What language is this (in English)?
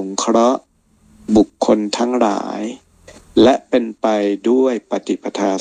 Thai